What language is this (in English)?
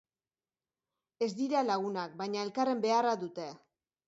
Basque